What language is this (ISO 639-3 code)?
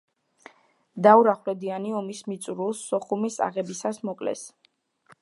kat